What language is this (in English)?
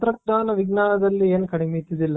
Kannada